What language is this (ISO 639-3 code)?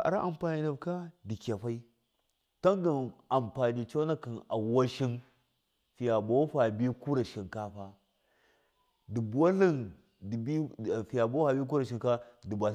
mkf